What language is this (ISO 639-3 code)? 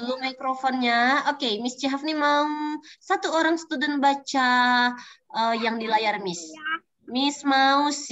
ind